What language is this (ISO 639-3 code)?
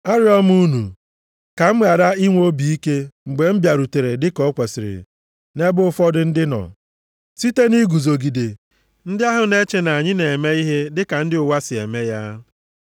ibo